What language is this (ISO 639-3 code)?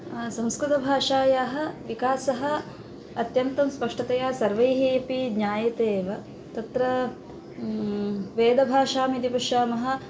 san